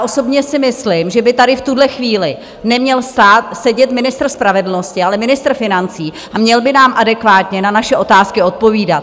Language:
Czech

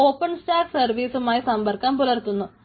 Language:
Malayalam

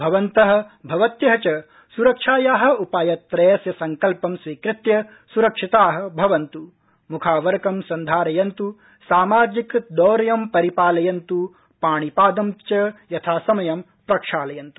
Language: Sanskrit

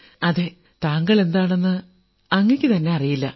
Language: Malayalam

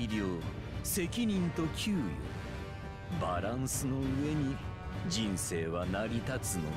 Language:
Japanese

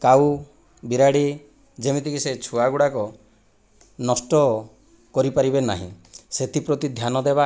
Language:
Odia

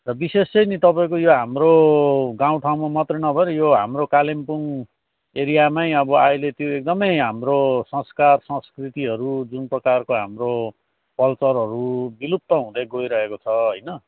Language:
Nepali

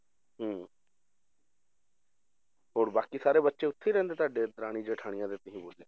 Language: Punjabi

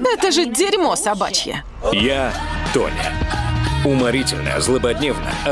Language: Russian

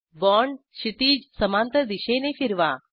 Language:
Marathi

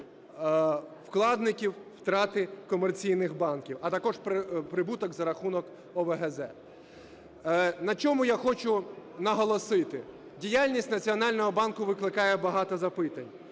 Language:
Ukrainian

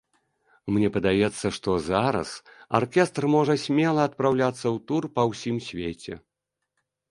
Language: Belarusian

